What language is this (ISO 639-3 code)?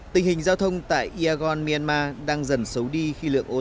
vie